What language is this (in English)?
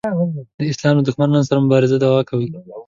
Pashto